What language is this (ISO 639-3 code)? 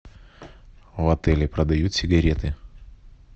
rus